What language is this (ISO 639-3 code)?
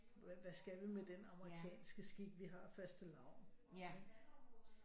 dan